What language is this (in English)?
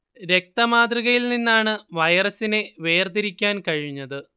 Malayalam